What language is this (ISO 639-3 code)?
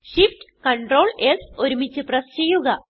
mal